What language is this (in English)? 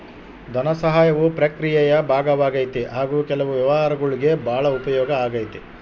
Kannada